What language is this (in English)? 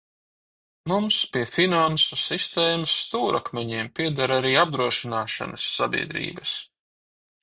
Latvian